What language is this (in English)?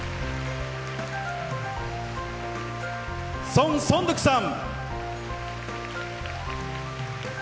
Japanese